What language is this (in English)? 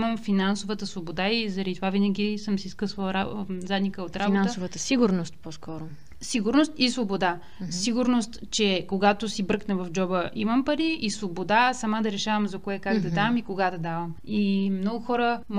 Bulgarian